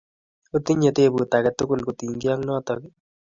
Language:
Kalenjin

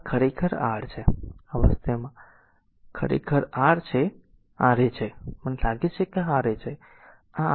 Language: Gujarati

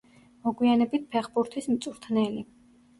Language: Georgian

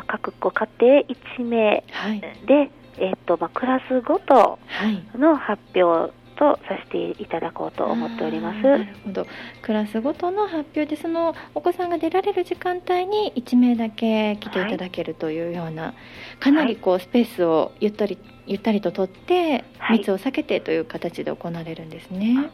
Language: Japanese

